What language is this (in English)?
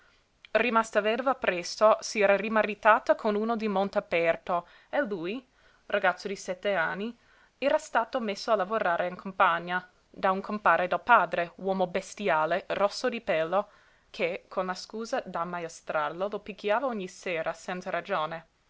Italian